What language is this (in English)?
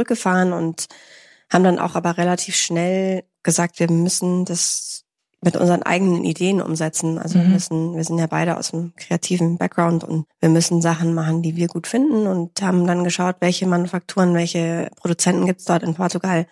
German